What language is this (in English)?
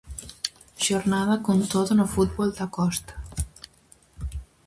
Galician